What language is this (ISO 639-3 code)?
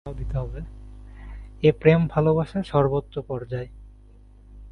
ben